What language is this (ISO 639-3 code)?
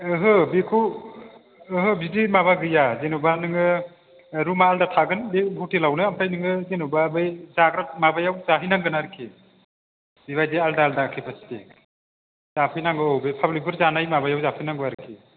brx